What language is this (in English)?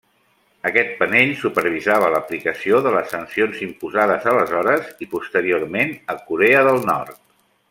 Catalan